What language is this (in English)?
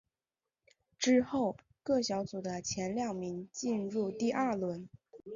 Chinese